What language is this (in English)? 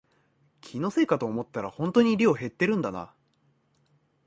Japanese